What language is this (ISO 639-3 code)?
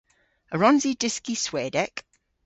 cor